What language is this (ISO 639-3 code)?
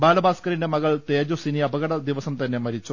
mal